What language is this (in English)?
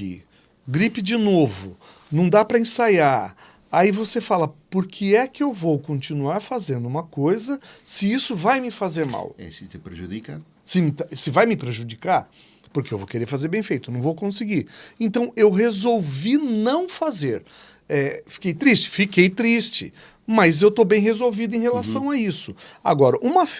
Portuguese